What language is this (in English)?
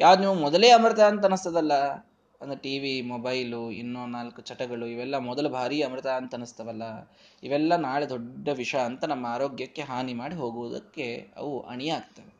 Kannada